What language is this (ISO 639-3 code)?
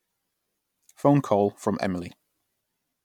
eng